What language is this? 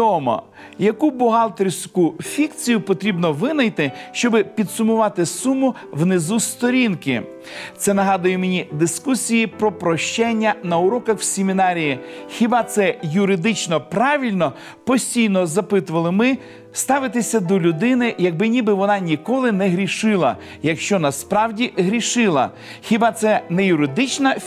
Ukrainian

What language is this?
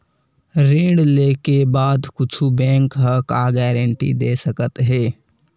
Chhattisgarhi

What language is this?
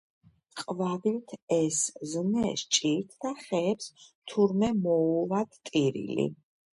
Georgian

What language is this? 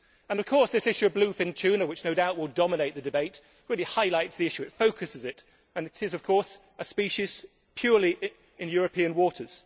English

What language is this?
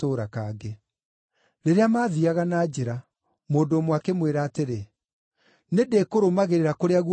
Kikuyu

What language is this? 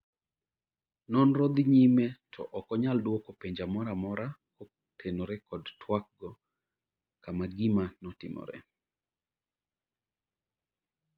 Luo (Kenya and Tanzania)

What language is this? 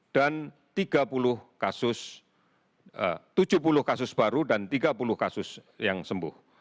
Indonesian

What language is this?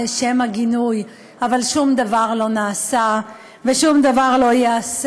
Hebrew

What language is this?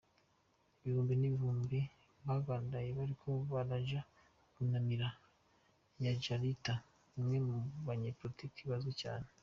Kinyarwanda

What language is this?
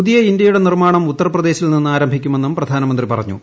Malayalam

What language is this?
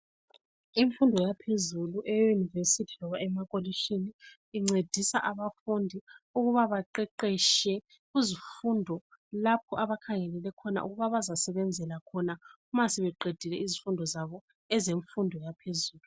North Ndebele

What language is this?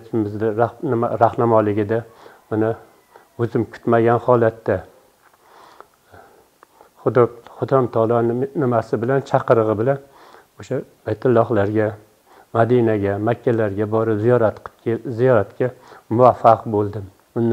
Turkish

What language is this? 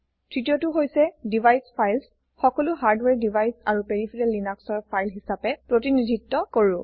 Assamese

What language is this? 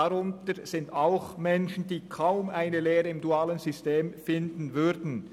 Swiss German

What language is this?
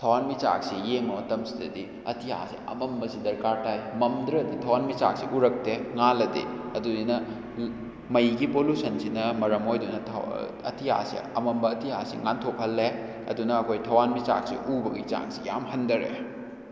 Manipuri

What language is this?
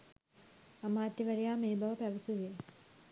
Sinhala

